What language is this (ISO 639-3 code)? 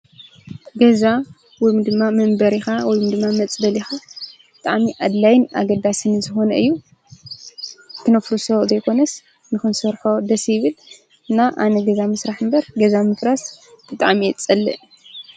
tir